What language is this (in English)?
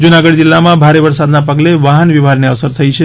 Gujarati